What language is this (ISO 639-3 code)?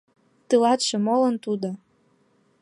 chm